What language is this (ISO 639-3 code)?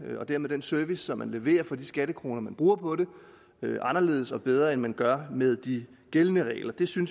dan